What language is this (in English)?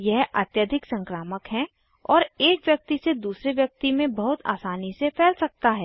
Hindi